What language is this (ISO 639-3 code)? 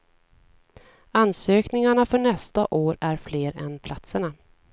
swe